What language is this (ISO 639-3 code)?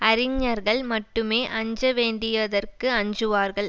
tam